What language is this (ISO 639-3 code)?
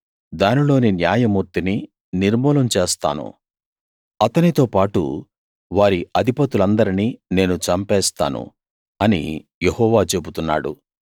tel